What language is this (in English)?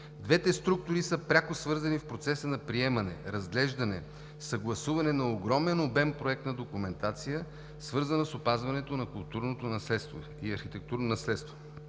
Bulgarian